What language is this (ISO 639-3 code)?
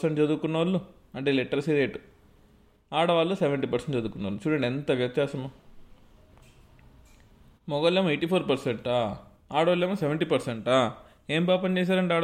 tel